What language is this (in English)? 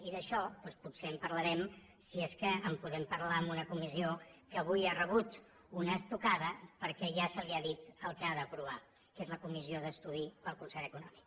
Catalan